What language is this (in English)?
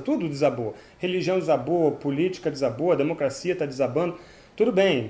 Portuguese